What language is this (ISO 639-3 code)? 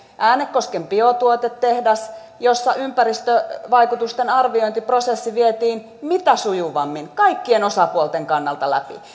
fin